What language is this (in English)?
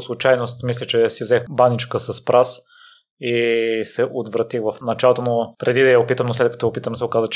Bulgarian